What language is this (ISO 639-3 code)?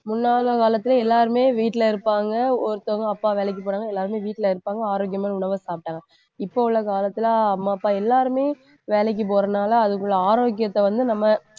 tam